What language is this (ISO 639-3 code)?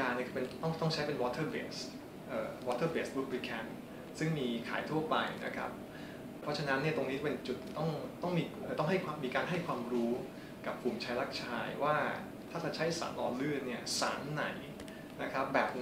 tha